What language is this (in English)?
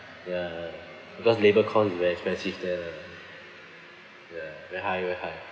English